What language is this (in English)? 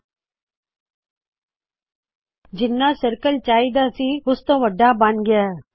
Punjabi